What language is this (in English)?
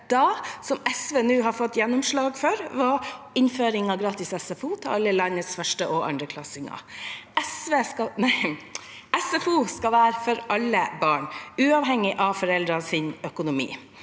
Norwegian